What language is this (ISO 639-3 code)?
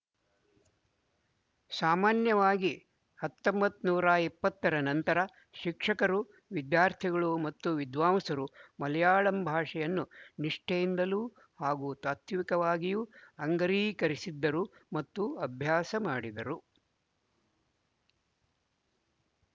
kan